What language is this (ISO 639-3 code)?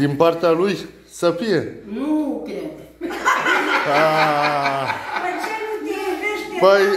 ron